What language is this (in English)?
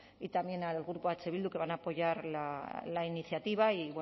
Spanish